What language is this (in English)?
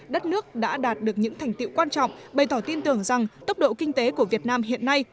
Vietnamese